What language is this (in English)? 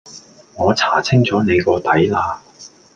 Cantonese